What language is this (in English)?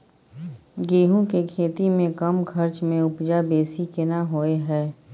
Maithili